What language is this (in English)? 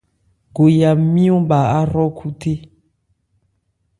Ebrié